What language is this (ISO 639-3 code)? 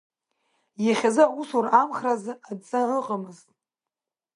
abk